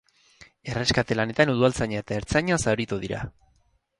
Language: Basque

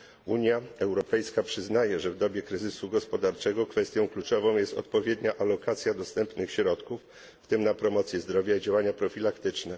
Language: Polish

